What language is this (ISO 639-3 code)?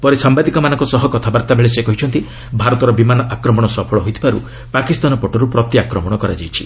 ori